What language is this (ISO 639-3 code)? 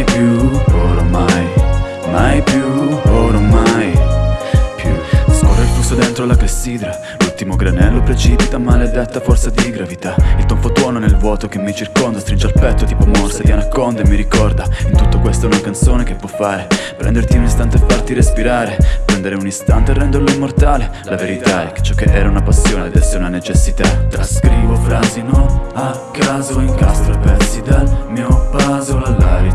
ita